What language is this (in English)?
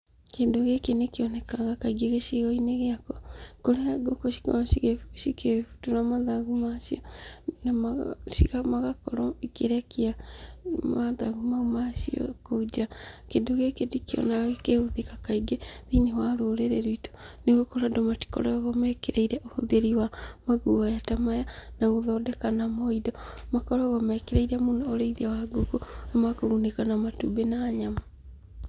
Kikuyu